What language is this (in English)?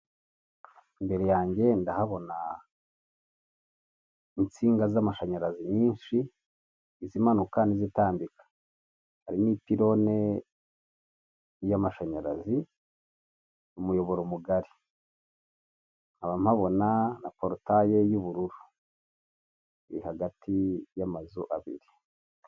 Kinyarwanda